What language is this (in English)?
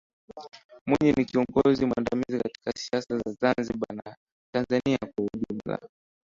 Swahili